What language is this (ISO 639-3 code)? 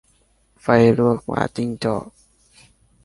tha